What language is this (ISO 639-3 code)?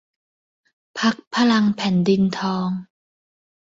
tha